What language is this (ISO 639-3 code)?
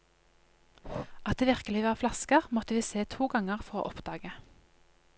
nor